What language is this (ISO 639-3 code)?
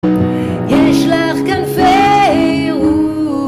heb